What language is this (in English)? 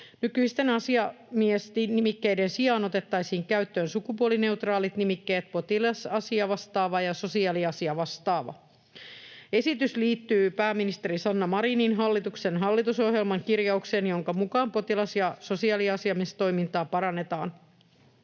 Finnish